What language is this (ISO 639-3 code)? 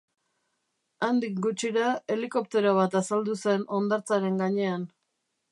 eus